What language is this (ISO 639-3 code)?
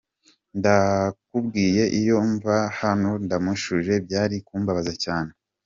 kin